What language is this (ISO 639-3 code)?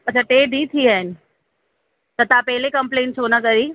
snd